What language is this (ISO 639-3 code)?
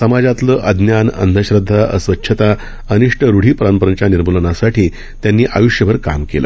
mar